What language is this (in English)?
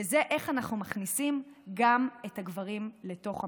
Hebrew